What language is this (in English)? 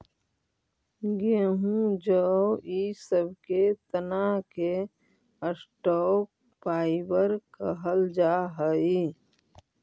Magahi